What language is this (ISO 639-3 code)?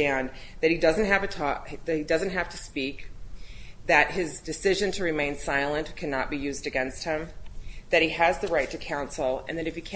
eng